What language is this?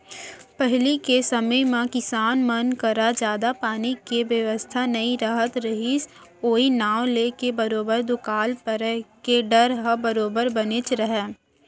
Chhattisgarhi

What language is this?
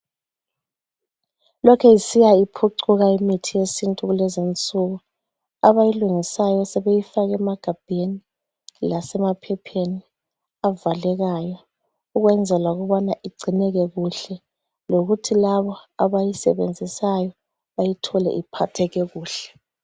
North Ndebele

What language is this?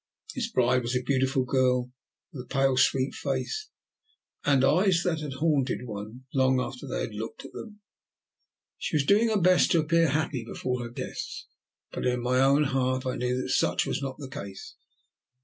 English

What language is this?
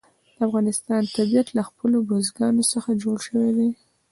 Pashto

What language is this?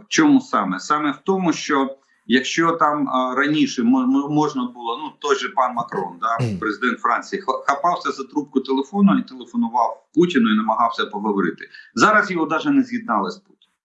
Ukrainian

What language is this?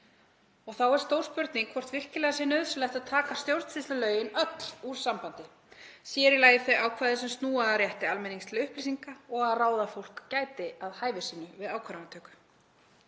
Icelandic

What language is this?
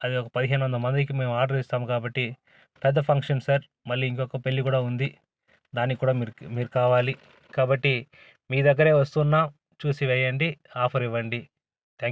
Telugu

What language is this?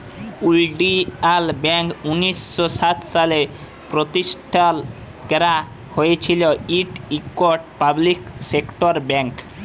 Bangla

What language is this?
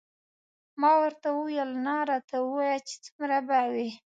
Pashto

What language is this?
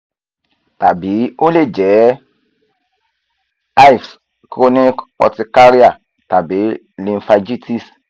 Yoruba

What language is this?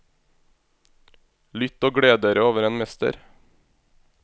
Norwegian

